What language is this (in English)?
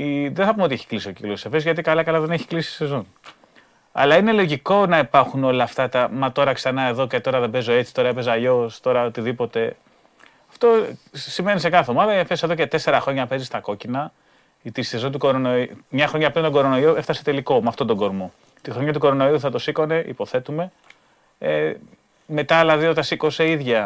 Greek